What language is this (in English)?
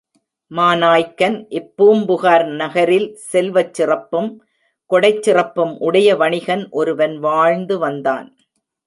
Tamil